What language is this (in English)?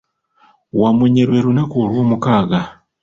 Ganda